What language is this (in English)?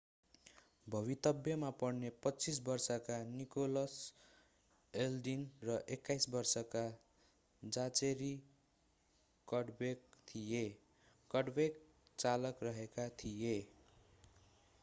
Nepali